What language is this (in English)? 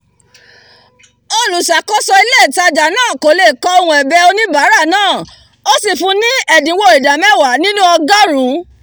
Yoruba